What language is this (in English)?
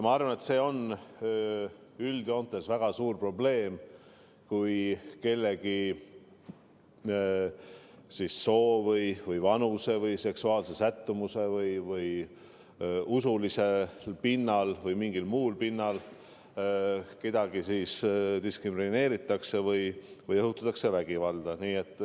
Estonian